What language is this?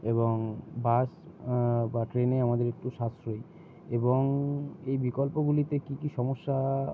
Bangla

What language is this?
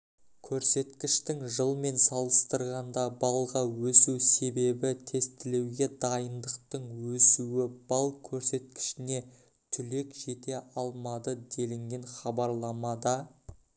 Kazakh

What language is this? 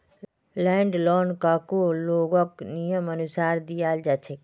Magahi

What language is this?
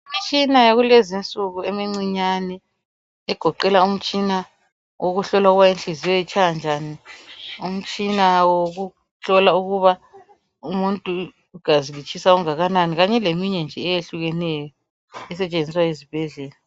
North Ndebele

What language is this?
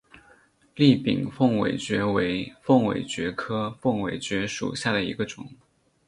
Chinese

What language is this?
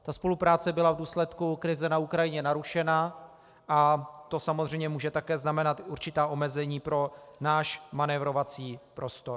Czech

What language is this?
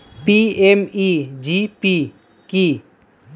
Bangla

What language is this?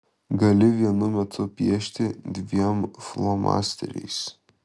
Lithuanian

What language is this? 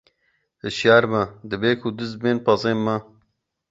Kurdish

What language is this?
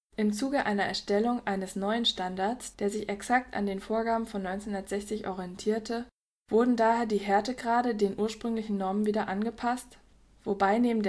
German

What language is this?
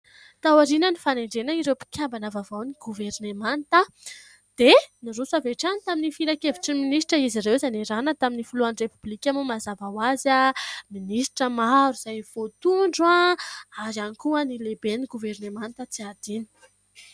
Malagasy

